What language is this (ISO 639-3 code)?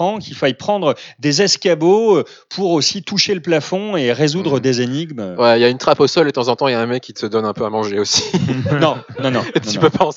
fra